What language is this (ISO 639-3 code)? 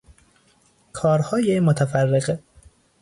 fas